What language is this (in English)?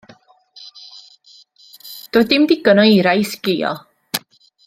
Welsh